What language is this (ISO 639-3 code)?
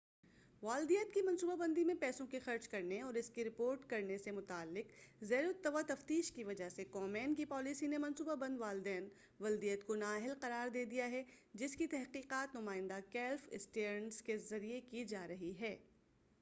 urd